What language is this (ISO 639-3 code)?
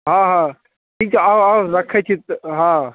mai